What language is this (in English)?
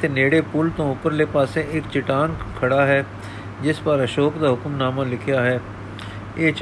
Punjabi